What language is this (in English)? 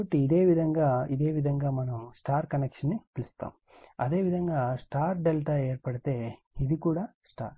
Telugu